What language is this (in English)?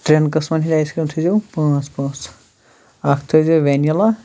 Kashmiri